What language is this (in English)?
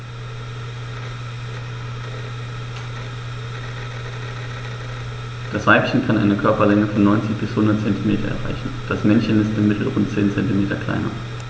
German